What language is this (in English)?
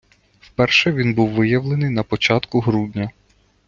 Ukrainian